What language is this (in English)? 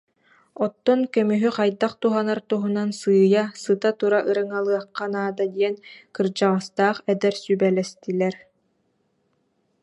Yakut